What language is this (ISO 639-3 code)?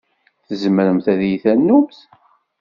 kab